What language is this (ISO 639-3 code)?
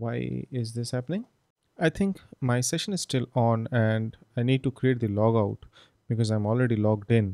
eng